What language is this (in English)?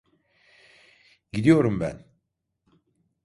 Turkish